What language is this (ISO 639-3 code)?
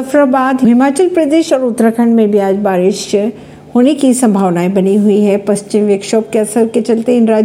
hin